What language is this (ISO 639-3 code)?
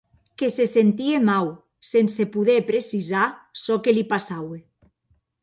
oci